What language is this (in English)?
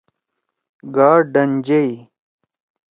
Torwali